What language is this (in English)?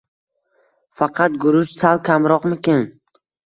Uzbek